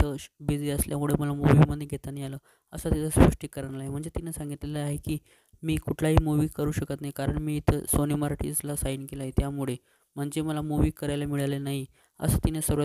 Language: Arabic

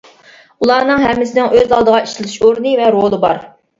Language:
Uyghur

